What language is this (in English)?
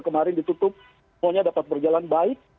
Indonesian